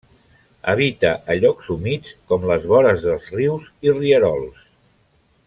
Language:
Catalan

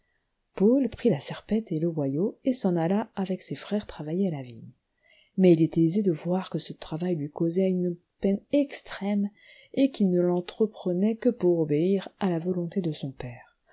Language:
French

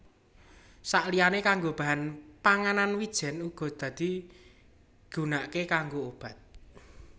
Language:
Javanese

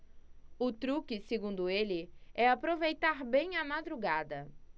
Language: Portuguese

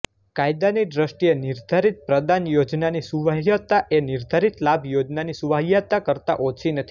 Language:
Gujarati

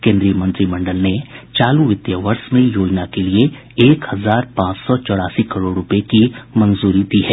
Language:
Hindi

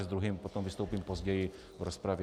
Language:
Czech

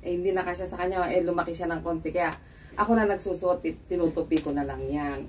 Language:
Filipino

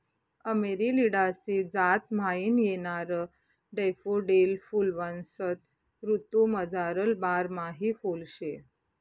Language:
Marathi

